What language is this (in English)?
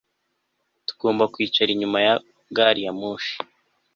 Kinyarwanda